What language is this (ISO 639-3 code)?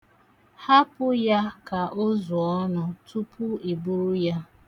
ibo